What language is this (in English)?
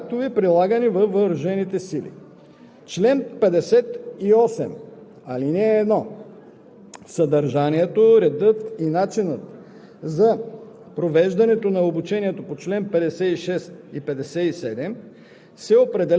Bulgarian